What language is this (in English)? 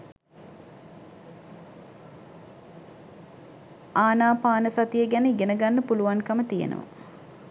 Sinhala